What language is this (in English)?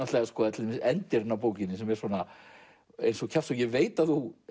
Icelandic